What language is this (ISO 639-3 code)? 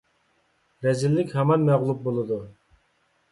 uig